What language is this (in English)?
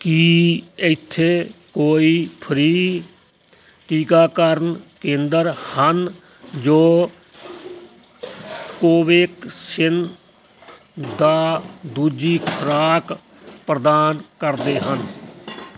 Punjabi